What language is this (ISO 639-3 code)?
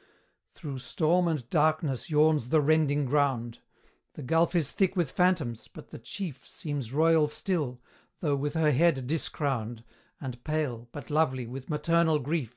eng